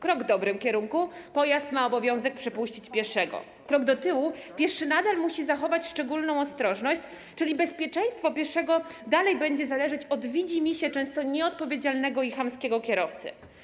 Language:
Polish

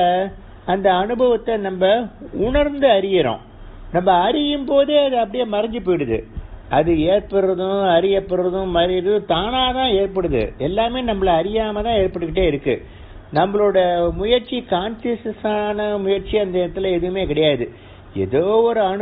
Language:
English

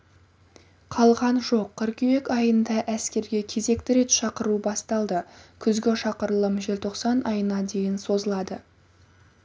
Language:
Kazakh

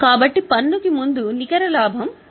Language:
Telugu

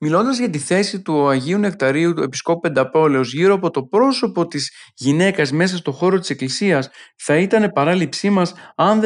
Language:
Greek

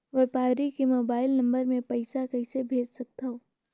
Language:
Chhattisgarhi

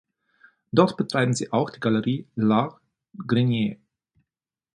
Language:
German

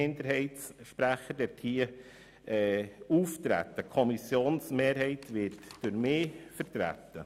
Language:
Swiss German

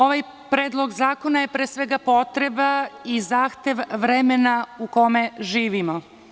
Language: Serbian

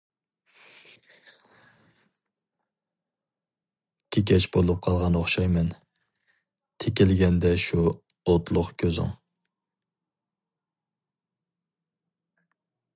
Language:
Uyghur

